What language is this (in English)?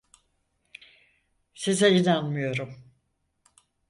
Turkish